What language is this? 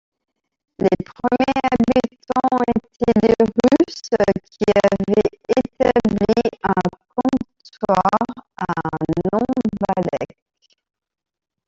French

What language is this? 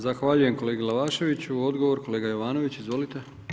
Croatian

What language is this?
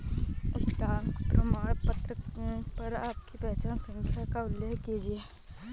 Hindi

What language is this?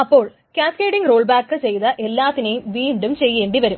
Malayalam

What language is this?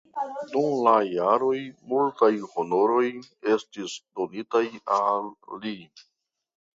Esperanto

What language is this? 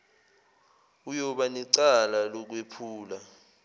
Zulu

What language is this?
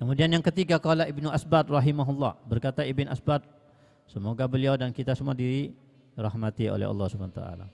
Indonesian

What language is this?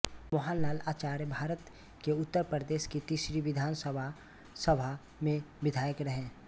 Hindi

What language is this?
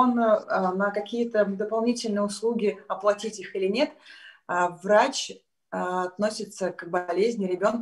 Russian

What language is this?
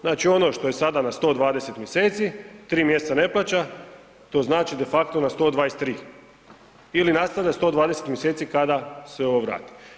Croatian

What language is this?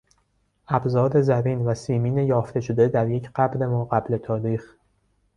Persian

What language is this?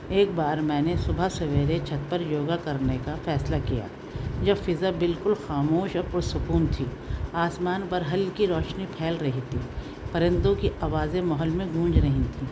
Urdu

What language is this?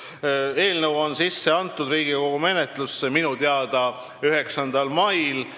Estonian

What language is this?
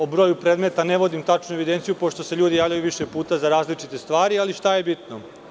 Serbian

